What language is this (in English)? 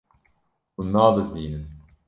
Kurdish